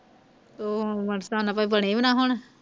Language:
Punjabi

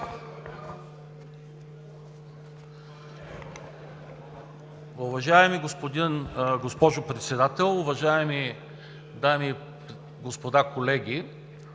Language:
Bulgarian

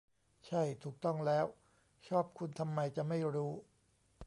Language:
Thai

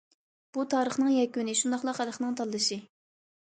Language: Uyghur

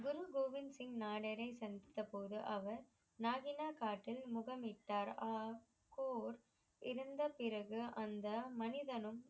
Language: Tamil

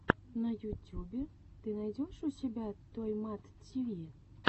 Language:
Russian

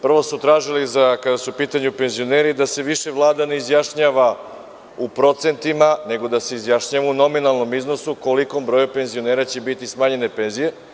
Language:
Serbian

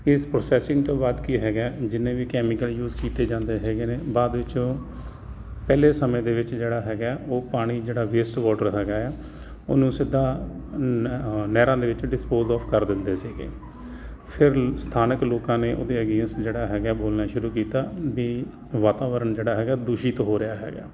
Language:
Punjabi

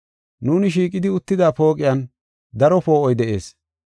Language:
Gofa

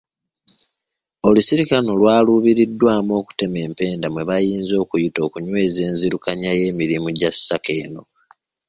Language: Ganda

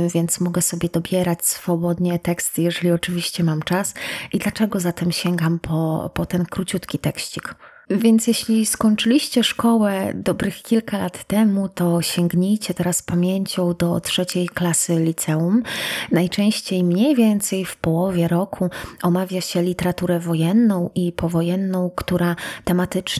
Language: Polish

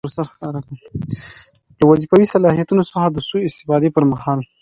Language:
Pashto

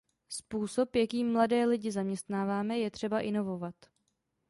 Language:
Czech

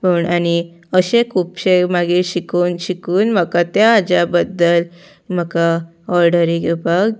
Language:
Konkani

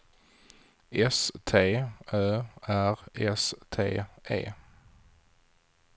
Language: Swedish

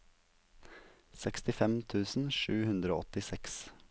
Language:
Norwegian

